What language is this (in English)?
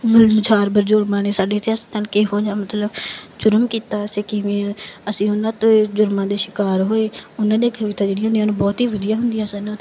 Punjabi